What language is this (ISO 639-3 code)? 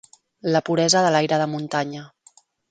cat